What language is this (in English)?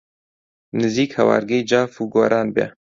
Central Kurdish